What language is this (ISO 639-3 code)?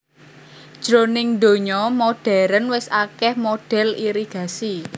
jav